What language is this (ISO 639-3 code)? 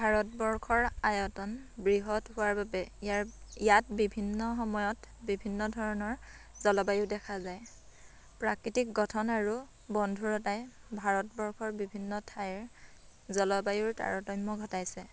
asm